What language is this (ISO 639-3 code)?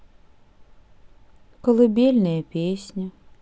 rus